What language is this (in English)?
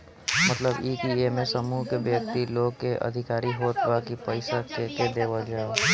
Bhojpuri